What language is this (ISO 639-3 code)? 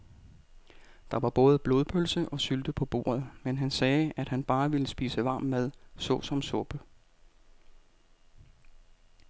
dan